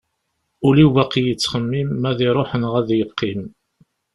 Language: Kabyle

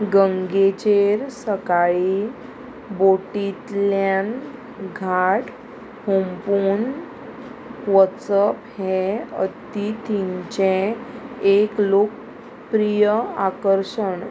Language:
Konkani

